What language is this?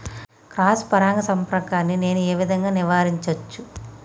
Telugu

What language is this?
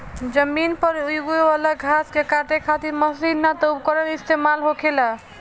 Bhojpuri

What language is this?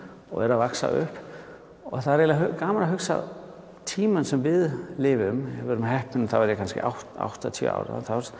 Icelandic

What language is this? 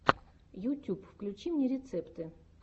Russian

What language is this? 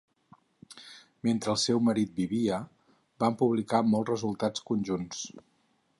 Catalan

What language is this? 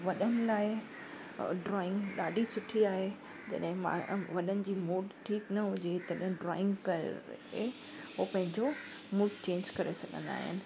Sindhi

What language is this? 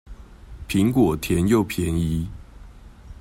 Chinese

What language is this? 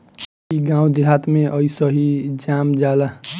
Bhojpuri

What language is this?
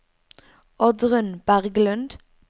Norwegian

